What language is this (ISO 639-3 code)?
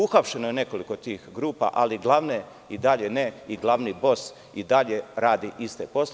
srp